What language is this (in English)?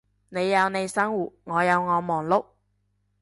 Cantonese